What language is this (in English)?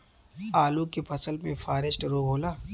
Bhojpuri